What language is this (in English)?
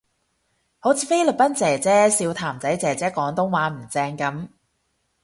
Cantonese